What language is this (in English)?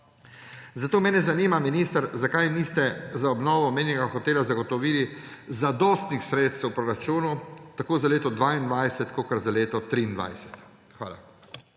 Slovenian